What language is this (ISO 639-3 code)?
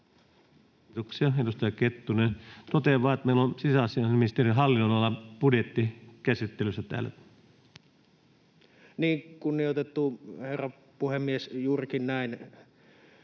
fin